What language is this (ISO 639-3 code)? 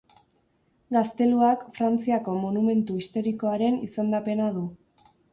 eus